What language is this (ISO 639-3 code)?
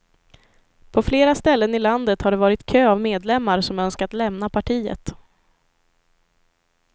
swe